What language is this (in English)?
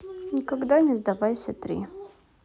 Russian